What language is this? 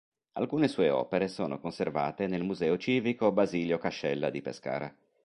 Italian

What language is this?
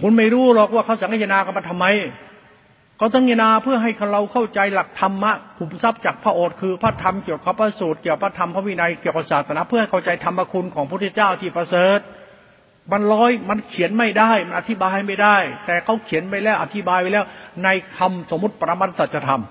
Thai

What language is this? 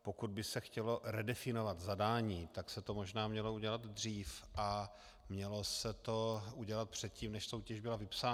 Czech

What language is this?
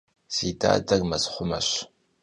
Kabardian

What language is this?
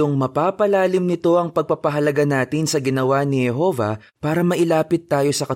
Filipino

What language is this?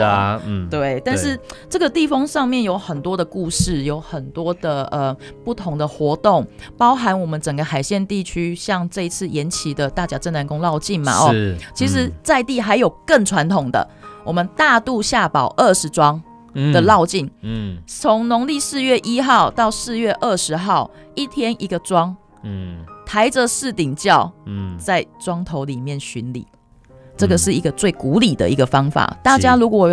Chinese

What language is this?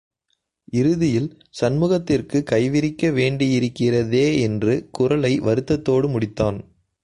Tamil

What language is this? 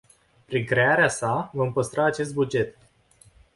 Romanian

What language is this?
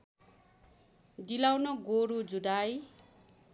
Nepali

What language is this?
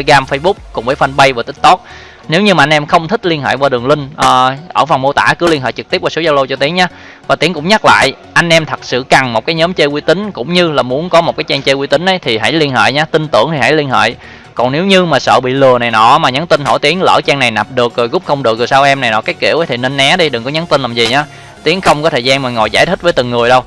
Vietnamese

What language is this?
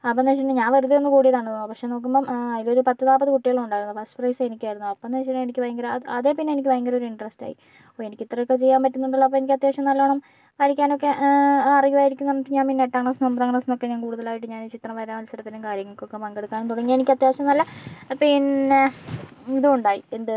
Malayalam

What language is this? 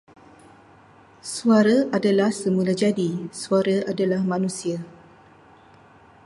Malay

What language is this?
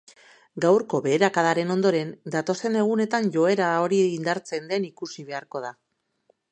Basque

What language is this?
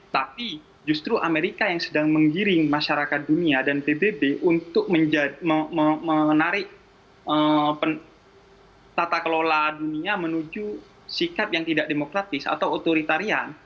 Indonesian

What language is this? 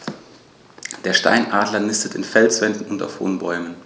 German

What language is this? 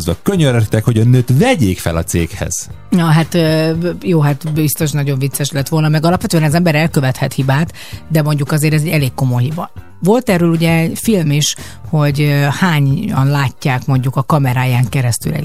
Hungarian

